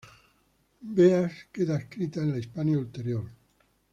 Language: Spanish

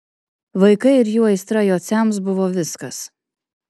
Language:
Lithuanian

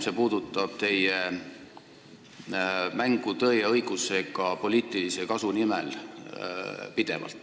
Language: Estonian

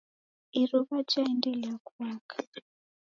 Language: Taita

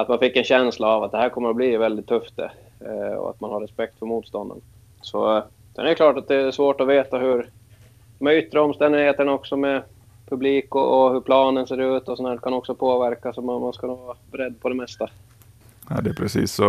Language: Swedish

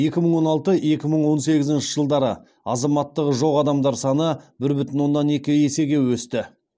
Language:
Kazakh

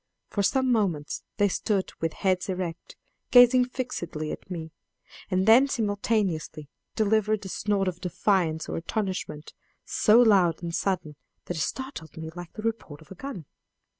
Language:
English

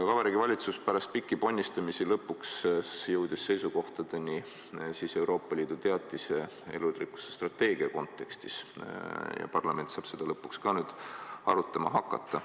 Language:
Estonian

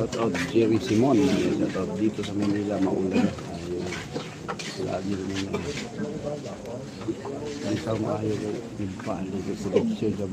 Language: Filipino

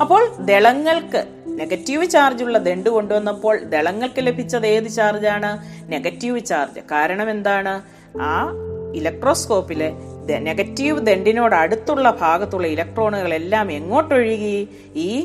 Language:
Malayalam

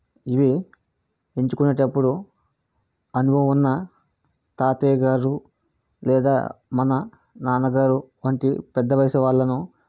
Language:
Telugu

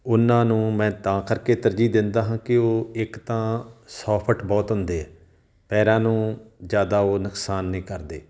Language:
Punjabi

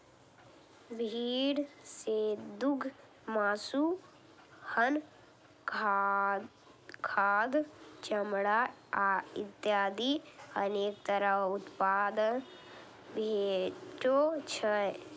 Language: Maithili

